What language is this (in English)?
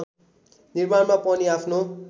Nepali